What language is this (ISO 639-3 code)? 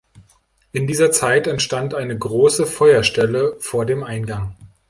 deu